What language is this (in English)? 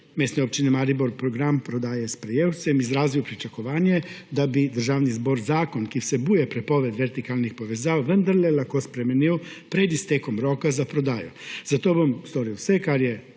Slovenian